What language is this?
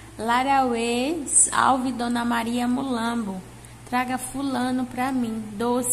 Portuguese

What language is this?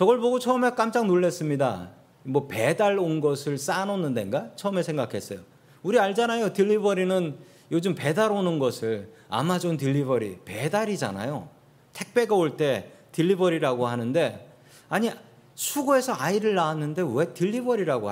Korean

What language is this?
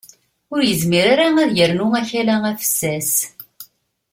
Kabyle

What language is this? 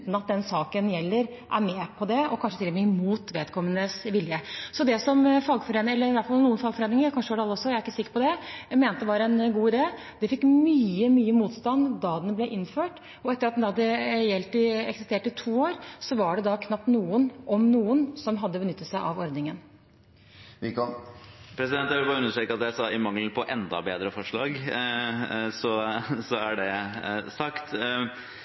Norwegian Bokmål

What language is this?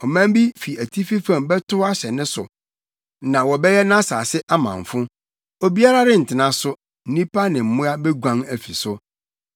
Akan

